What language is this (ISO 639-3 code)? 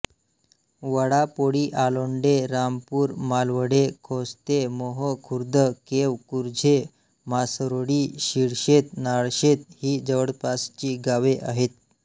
mar